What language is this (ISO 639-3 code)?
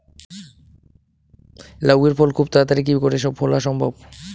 ben